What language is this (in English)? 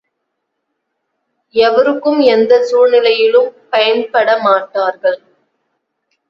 Tamil